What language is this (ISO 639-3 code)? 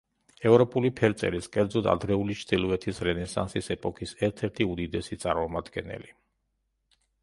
kat